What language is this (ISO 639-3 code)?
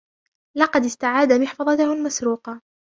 ara